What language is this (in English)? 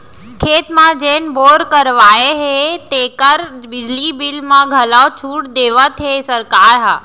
Chhattisgarhi